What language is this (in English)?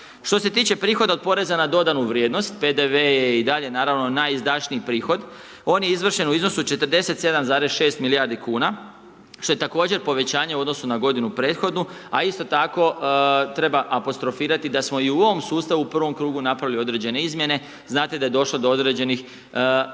Croatian